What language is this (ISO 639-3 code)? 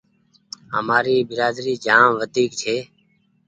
gig